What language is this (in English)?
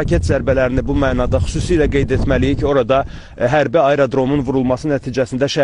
Turkish